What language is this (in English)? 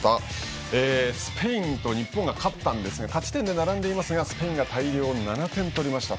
Japanese